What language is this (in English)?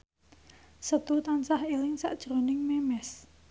Javanese